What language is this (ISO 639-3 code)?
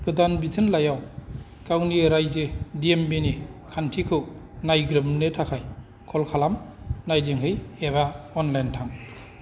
brx